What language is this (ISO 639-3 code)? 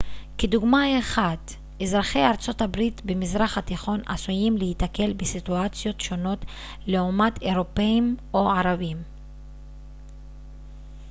heb